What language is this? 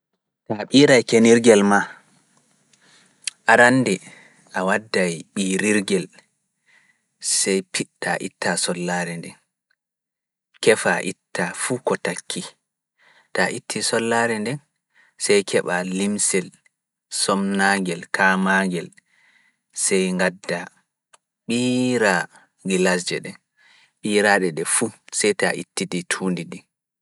Fula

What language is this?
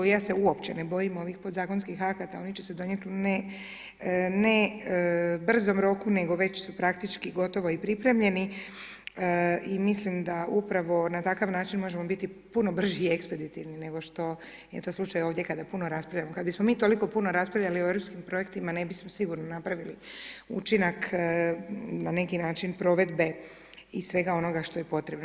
Croatian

